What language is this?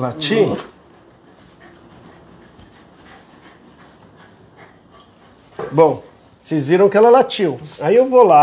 Portuguese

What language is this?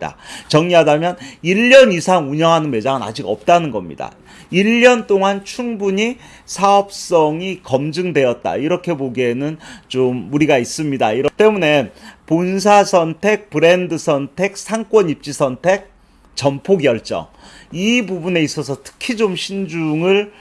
Korean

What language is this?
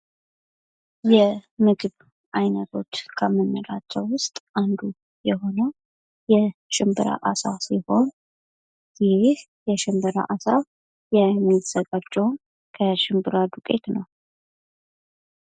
Amharic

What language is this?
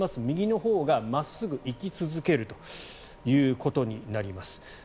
Japanese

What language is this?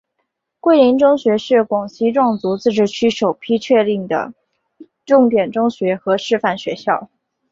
Chinese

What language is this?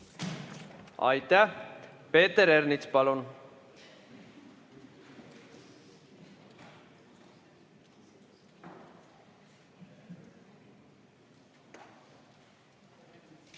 Estonian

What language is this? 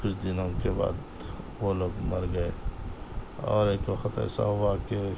Urdu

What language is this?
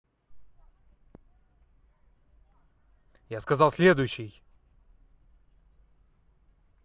Russian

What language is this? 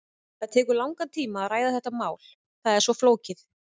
Icelandic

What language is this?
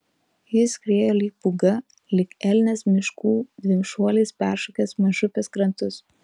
Lithuanian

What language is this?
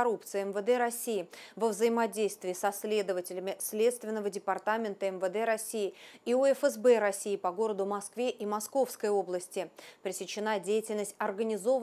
Russian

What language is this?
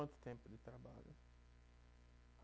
Portuguese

